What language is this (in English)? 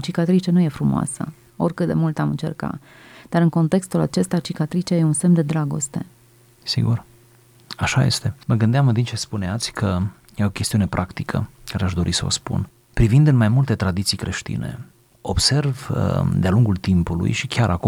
Romanian